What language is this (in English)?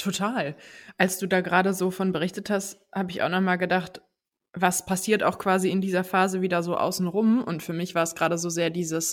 German